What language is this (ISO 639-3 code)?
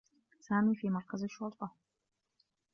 ara